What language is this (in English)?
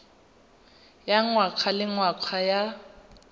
Tswana